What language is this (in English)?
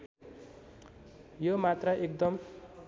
Nepali